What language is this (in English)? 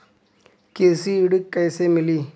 Bhojpuri